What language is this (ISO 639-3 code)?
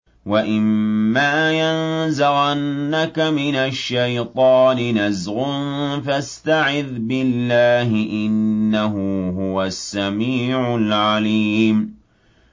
ara